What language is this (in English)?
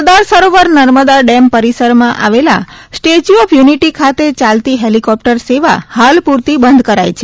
Gujarati